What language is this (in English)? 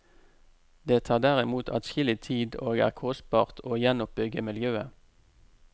Norwegian